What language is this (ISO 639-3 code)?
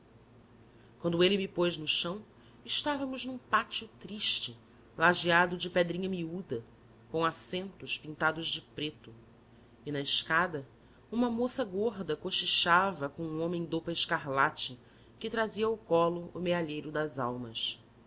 por